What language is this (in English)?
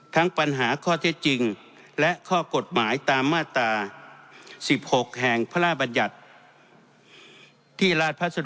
Thai